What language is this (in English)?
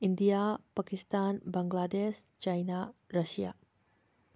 Manipuri